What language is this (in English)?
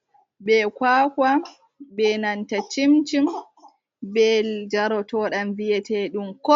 Fula